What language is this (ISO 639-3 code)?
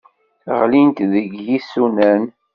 kab